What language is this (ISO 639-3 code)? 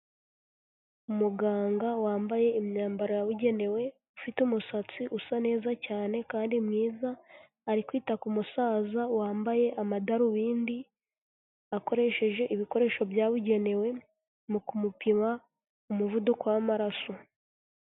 kin